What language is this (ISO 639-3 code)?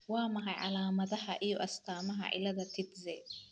som